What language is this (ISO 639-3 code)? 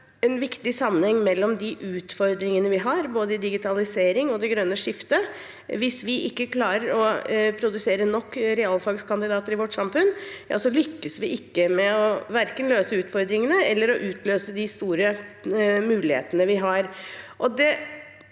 nor